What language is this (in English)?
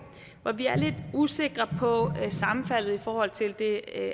Danish